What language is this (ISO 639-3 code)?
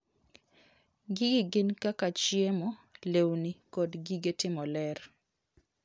luo